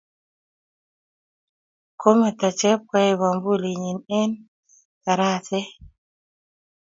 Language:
Kalenjin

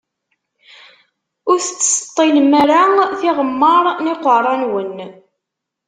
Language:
Kabyle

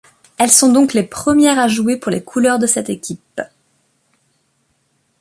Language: French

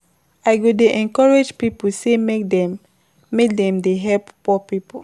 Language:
Nigerian Pidgin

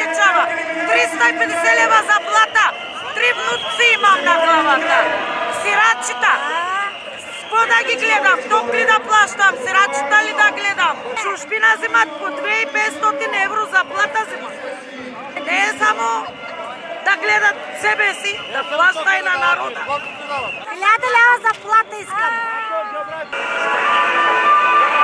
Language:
Bulgarian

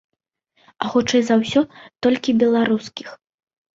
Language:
Belarusian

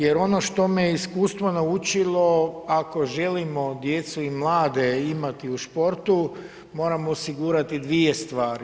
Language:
Croatian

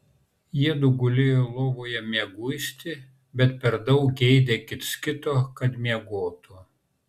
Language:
Lithuanian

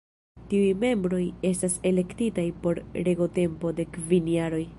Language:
Esperanto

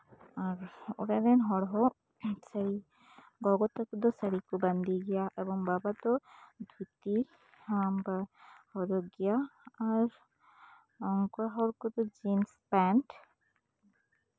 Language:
Santali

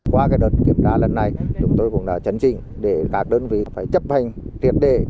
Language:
Vietnamese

